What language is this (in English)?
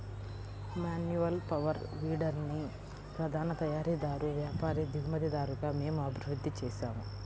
Telugu